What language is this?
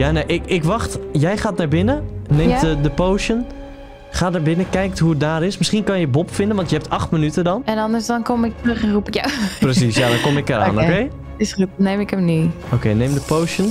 Dutch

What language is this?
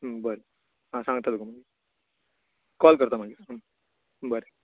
Konkani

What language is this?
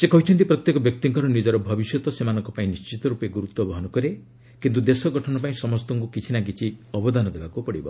Odia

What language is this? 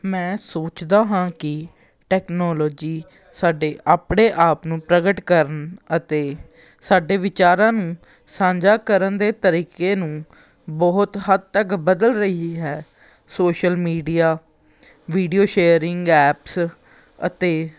Punjabi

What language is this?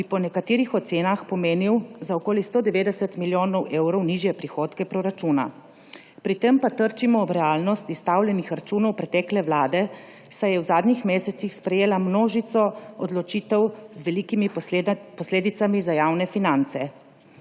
Slovenian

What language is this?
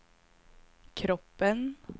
Swedish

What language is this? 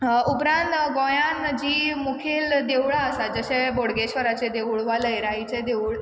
Konkani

